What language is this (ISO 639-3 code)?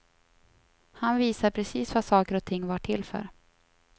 swe